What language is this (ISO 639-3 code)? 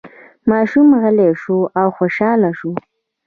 pus